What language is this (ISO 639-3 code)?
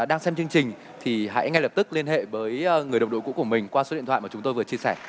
vie